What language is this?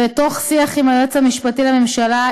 Hebrew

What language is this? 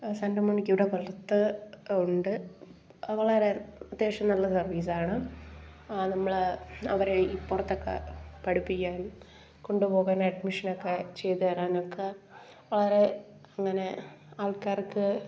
Malayalam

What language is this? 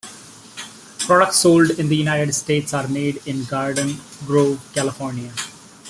English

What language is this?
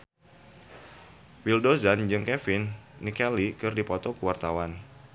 Sundanese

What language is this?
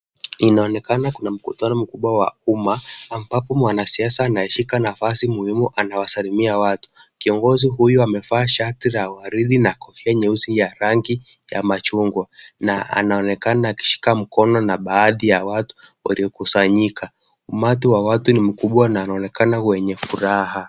Swahili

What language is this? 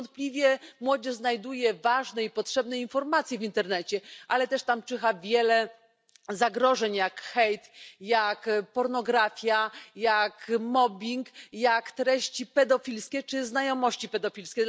Polish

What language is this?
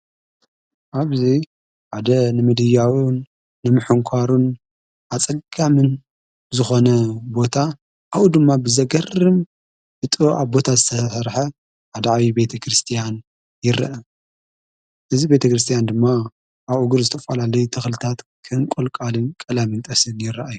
Tigrinya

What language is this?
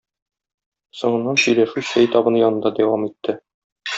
Tatar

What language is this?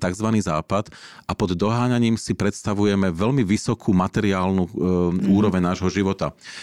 Slovak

